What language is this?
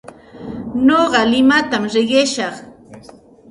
Santa Ana de Tusi Pasco Quechua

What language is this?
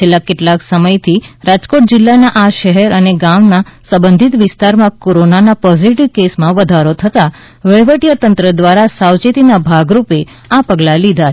Gujarati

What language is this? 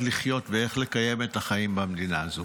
Hebrew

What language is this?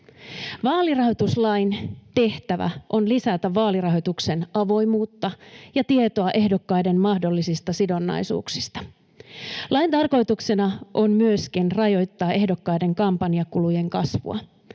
Finnish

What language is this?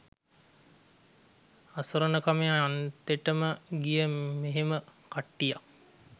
Sinhala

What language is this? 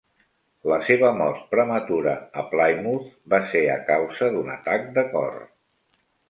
Catalan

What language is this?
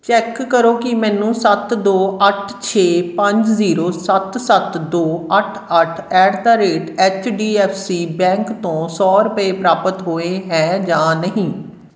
Punjabi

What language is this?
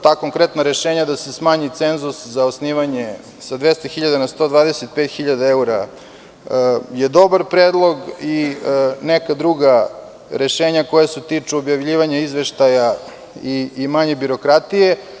Serbian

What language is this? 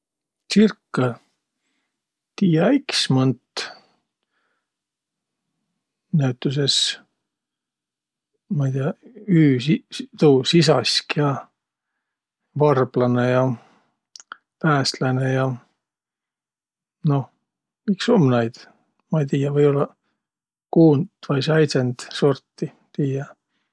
Võro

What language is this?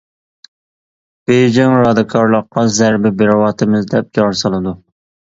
Uyghur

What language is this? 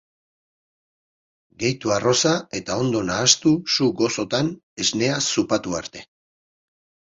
Basque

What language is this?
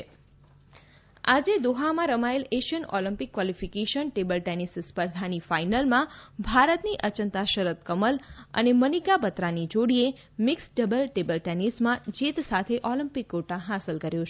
Gujarati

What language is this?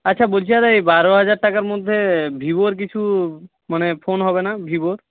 Bangla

